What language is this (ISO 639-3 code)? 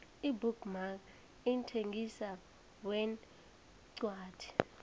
nbl